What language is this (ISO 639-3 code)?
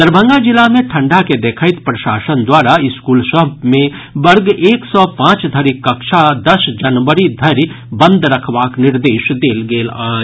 mai